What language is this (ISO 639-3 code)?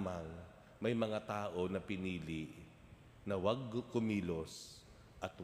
fil